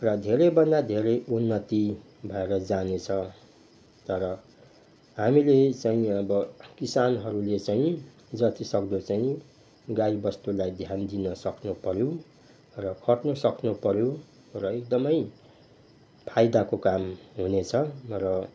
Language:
Nepali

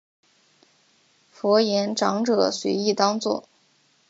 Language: Chinese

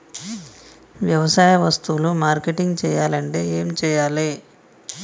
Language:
Telugu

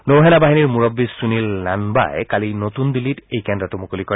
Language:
Assamese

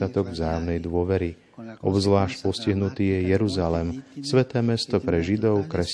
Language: Slovak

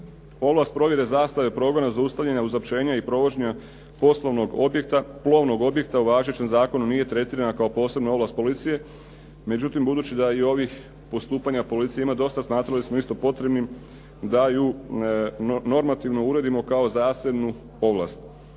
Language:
Croatian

